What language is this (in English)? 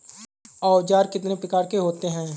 Hindi